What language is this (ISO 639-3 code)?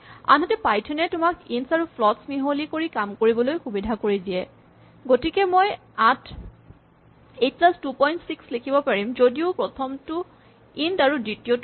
asm